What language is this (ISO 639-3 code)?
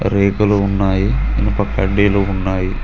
tel